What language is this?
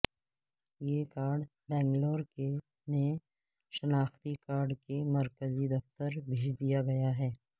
Urdu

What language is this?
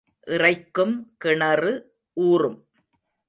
Tamil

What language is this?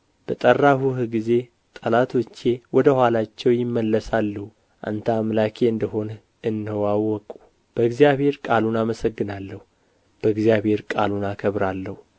Amharic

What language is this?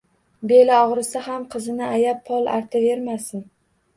Uzbek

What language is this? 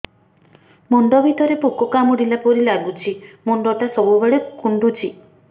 Odia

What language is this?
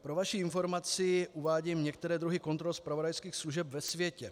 Czech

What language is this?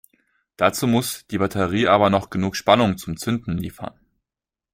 German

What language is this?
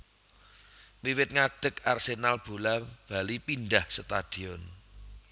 Javanese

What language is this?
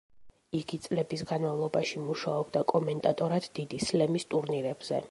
Georgian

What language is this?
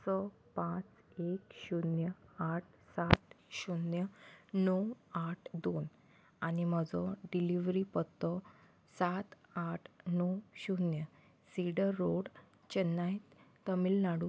Konkani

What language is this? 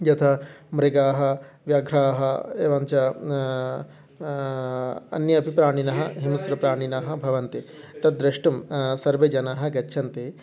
Sanskrit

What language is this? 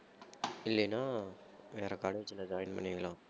Tamil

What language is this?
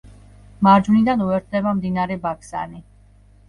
Georgian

